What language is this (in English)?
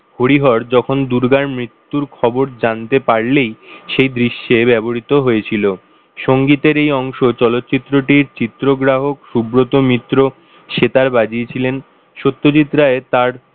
Bangla